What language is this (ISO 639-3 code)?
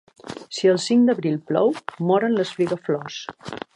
cat